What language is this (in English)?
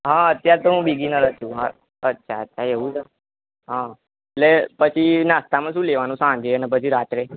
Gujarati